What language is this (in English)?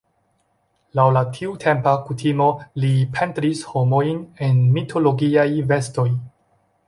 Esperanto